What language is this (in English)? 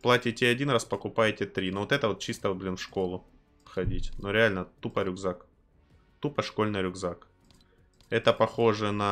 Russian